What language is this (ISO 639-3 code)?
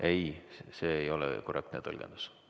est